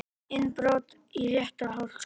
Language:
Icelandic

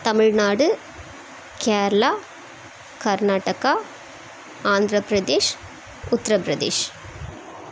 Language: Tamil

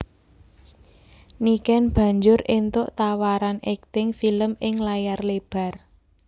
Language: Javanese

